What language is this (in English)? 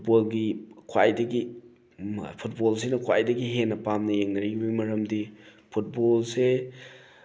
Manipuri